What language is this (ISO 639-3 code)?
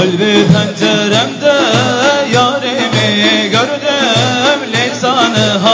ara